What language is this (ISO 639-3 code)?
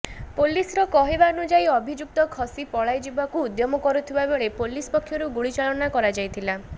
ori